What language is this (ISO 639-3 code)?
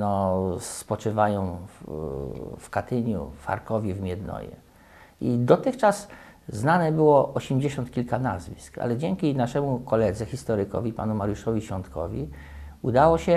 pol